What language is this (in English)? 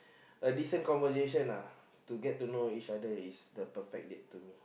English